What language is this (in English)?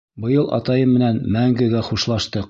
Bashkir